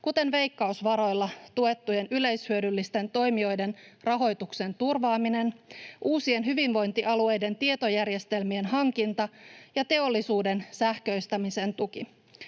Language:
Finnish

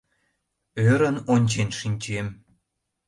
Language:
Mari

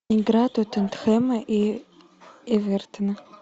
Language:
Russian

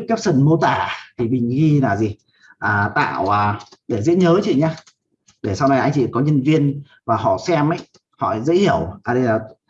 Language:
Vietnamese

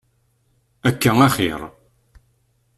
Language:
Kabyle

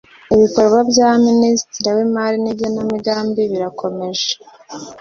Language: Kinyarwanda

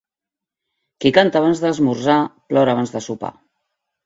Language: Catalan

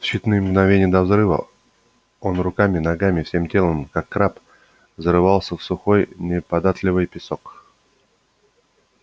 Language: Russian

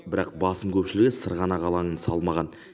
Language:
Kazakh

